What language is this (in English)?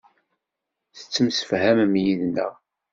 Kabyle